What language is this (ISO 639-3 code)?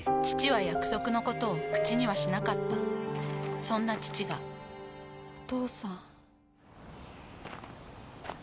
jpn